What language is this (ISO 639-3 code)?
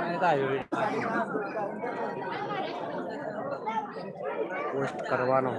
guj